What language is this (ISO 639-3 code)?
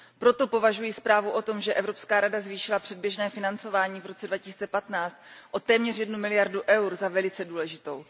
ces